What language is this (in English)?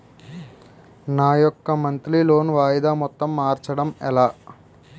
Telugu